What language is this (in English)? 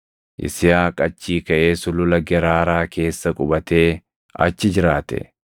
Oromo